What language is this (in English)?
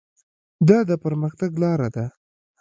Pashto